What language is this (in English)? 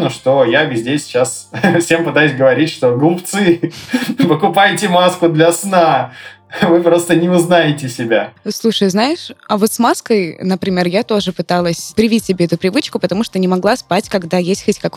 Russian